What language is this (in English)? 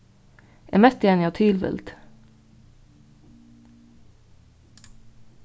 Faroese